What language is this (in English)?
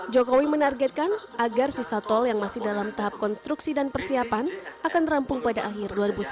Indonesian